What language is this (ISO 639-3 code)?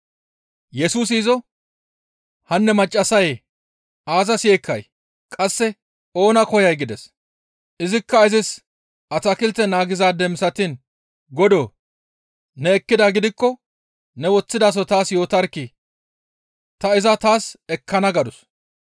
gmv